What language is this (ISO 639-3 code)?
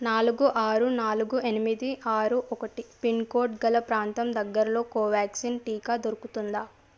tel